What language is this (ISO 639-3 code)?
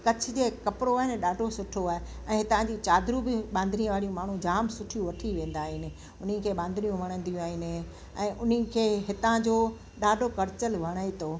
snd